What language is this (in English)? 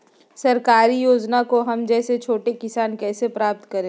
Magahi